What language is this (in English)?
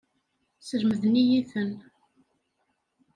Kabyle